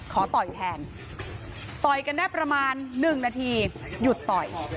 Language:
Thai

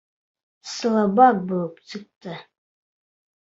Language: Bashkir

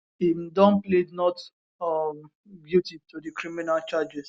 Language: Nigerian Pidgin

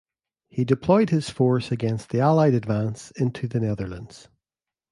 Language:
English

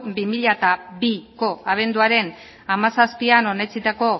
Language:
Basque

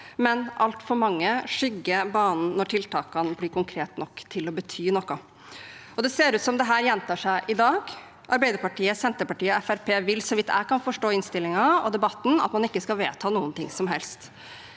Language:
Norwegian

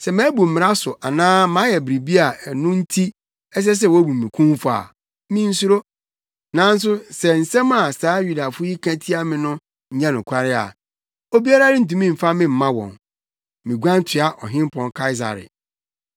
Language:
Akan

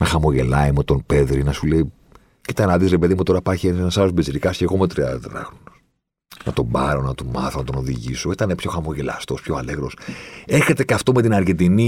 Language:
Greek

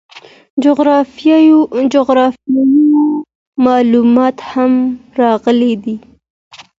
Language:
Pashto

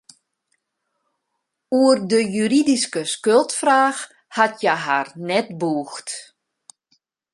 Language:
Western Frisian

